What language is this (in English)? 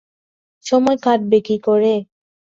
Bangla